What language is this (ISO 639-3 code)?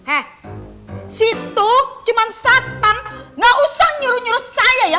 ind